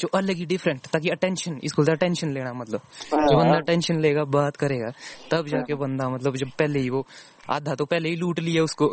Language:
Hindi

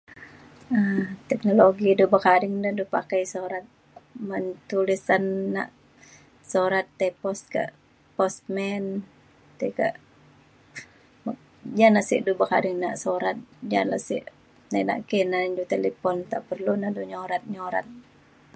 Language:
Mainstream Kenyah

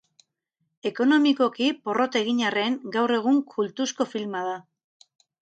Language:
Basque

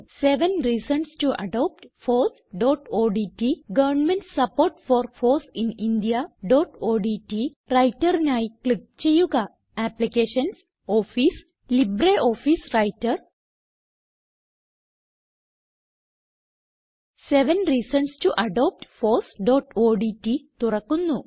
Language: Malayalam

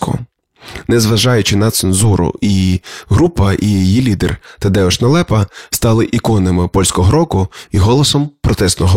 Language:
Ukrainian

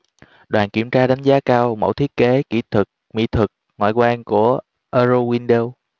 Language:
Vietnamese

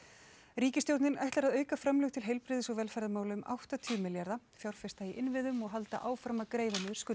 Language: Icelandic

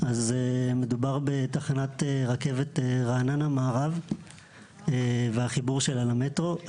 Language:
Hebrew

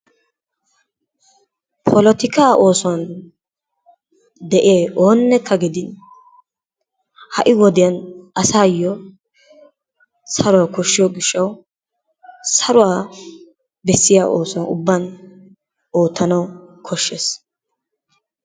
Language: Wolaytta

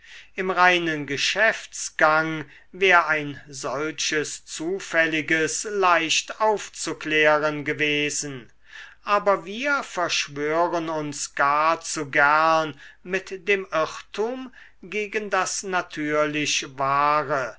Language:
German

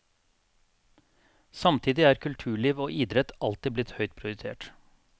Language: Norwegian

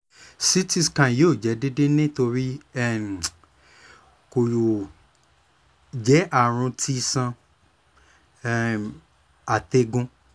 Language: Yoruba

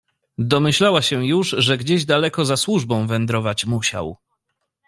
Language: Polish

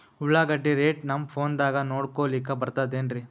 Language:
Kannada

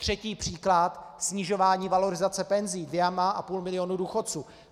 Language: Czech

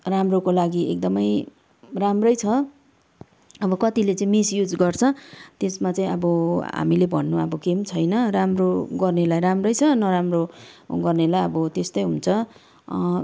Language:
Nepali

